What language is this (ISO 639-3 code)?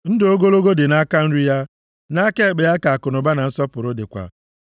ibo